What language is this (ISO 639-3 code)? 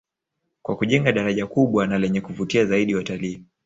swa